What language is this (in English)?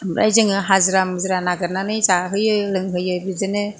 Bodo